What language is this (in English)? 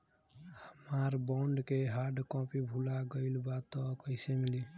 Bhojpuri